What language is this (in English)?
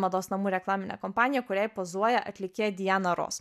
Lithuanian